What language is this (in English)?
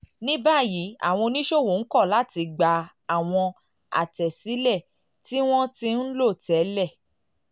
Yoruba